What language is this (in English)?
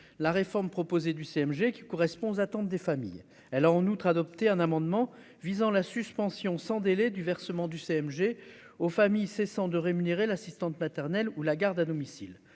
French